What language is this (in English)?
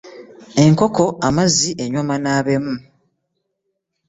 Ganda